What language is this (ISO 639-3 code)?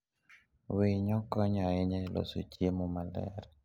luo